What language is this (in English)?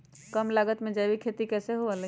Magahi